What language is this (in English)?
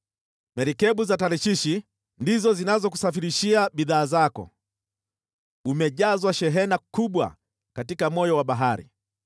Swahili